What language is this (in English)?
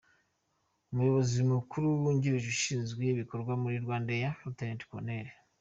Kinyarwanda